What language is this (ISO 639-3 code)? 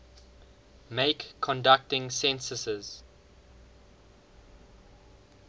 eng